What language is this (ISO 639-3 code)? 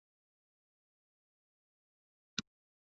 eus